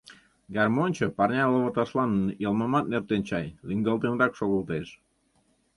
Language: Mari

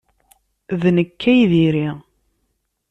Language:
Kabyle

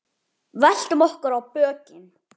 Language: Icelandic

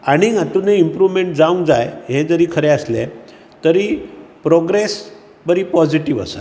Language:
Konkani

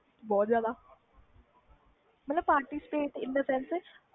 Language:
Punjabi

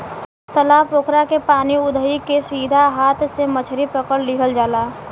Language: Bhojpuri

